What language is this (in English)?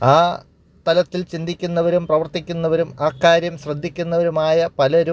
Malayalam